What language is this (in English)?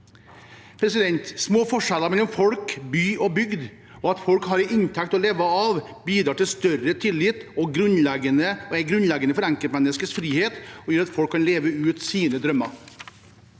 Norwegian